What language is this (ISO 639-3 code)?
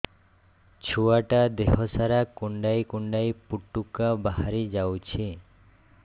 ori